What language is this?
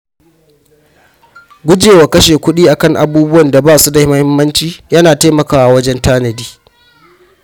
Hausa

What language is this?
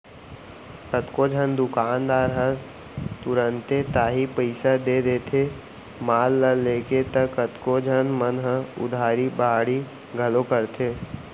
Chhattisgarhi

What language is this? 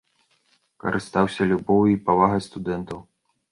Belarusian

